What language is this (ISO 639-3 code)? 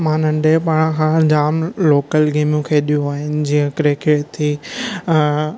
snd